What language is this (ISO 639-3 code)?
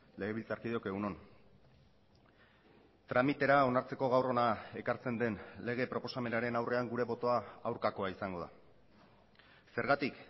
eus